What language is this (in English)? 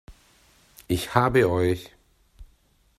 German